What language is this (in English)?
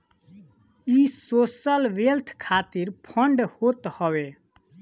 Bhojpuri